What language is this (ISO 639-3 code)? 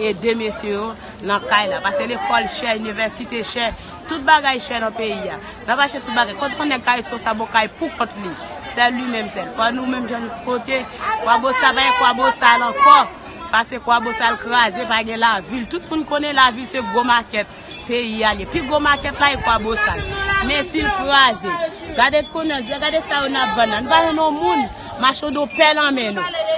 fra